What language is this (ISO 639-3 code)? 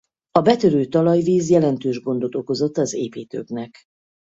hun